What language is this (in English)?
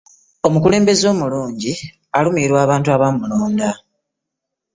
Ganda